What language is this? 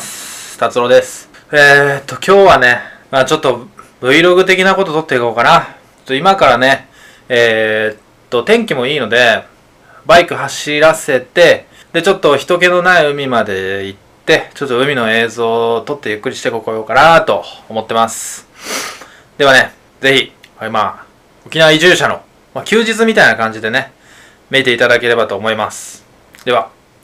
Japanese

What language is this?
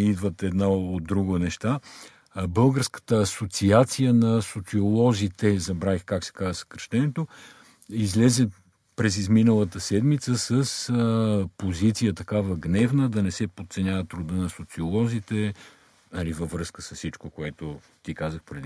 Bulgarian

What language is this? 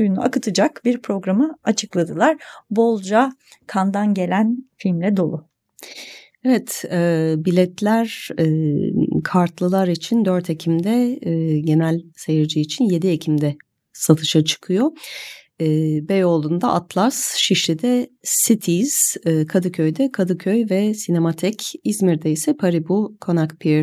Turkish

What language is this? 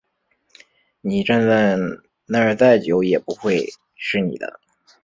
Chinese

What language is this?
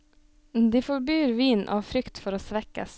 Norwegian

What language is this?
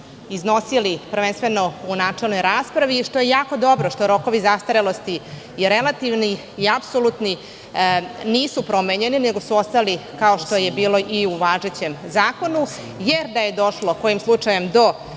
Serbian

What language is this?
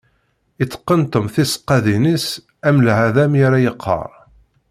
Kabyle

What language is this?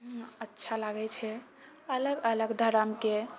Maithili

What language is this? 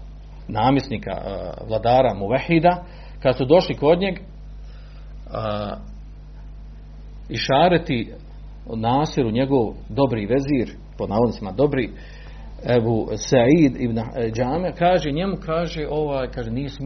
Croatian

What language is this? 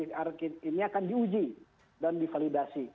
Indonesian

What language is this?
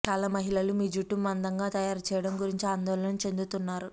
Telugu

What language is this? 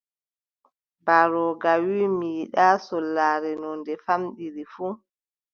Adamawa Fulfulde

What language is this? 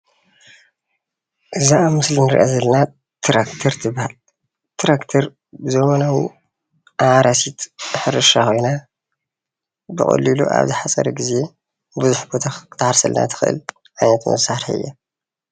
Tigrinya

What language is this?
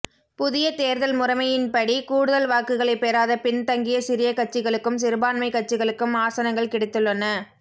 Tamil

